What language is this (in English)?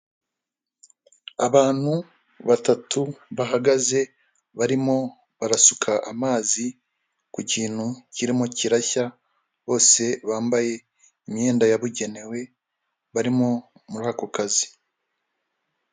Kinyarwanda